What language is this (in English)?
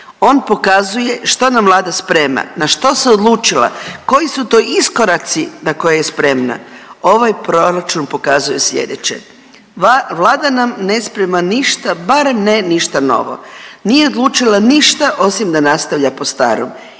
Croatian